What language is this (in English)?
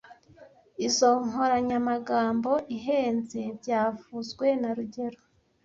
Kinyarwanda